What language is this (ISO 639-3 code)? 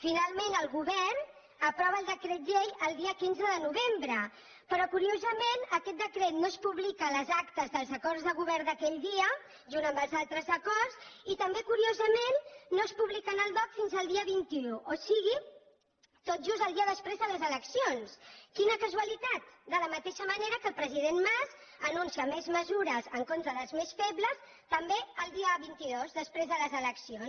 cat